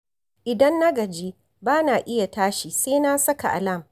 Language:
Hausa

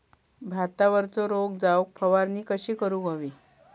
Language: Marathi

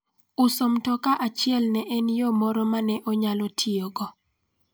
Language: Luo (Kenya and Tanzania)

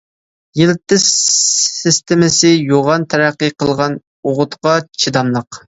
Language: Uyghur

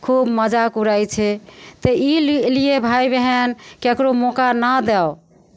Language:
Maithili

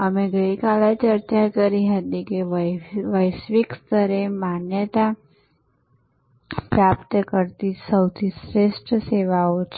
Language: Gujarati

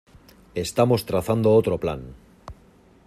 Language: Spanish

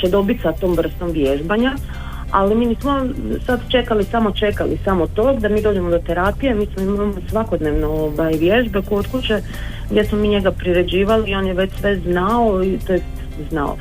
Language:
Croatian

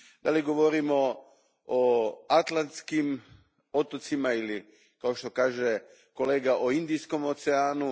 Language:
Croatian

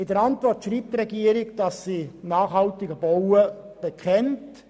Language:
Swiss German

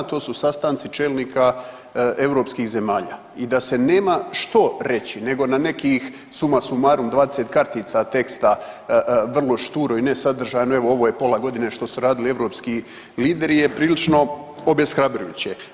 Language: Croatian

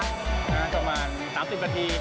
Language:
Thai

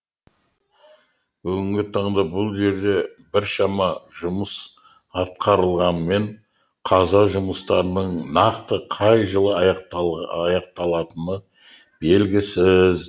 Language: Kazakh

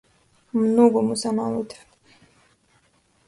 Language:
Macedonian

